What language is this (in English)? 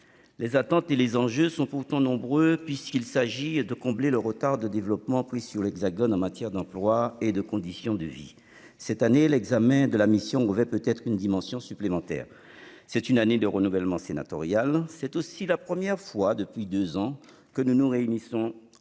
French